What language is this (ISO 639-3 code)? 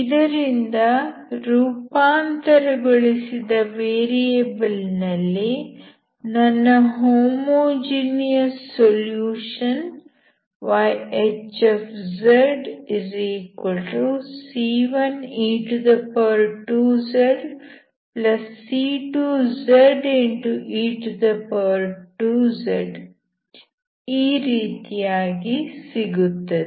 kan